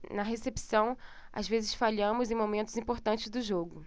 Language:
Portuguese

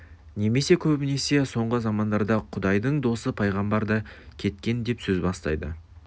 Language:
Kazakh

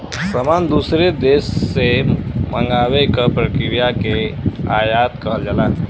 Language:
Bhojpuri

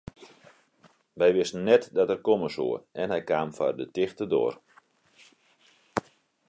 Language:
Western Frisian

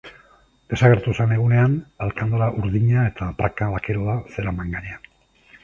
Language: Basque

